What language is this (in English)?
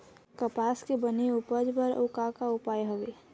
Chhattisgarhi